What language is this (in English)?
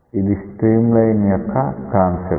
Telugu